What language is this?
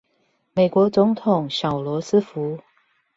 Chinese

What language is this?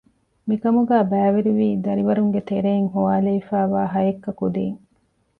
Divehi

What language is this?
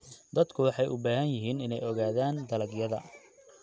Somali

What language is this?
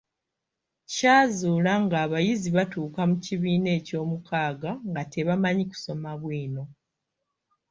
Ganda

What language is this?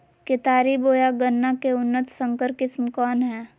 Magahi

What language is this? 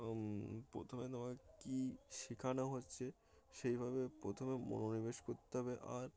Bangla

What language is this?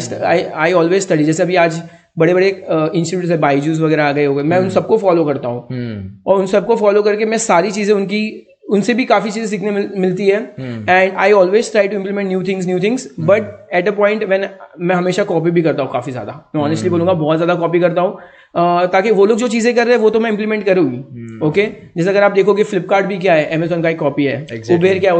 Hindi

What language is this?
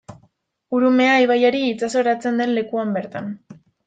Basque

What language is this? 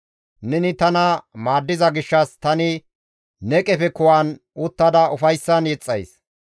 Gamo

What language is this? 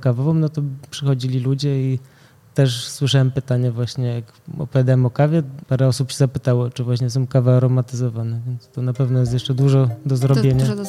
Polish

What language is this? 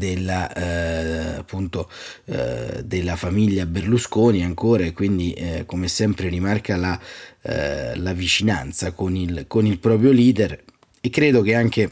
Italian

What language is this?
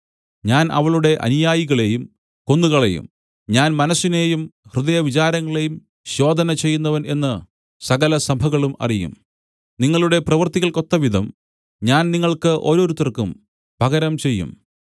Malayalam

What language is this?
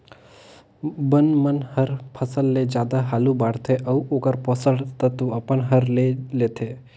Chhattisgarhi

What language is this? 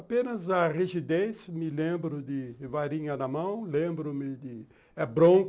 Portuguese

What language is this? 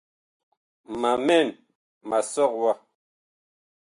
Bakoko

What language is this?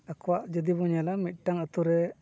Santali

